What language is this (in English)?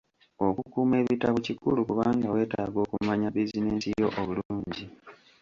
Ganda